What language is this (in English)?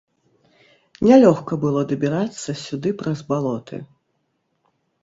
Belarusian